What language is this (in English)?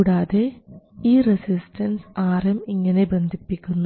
Malayalam